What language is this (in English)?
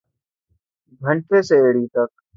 Urdu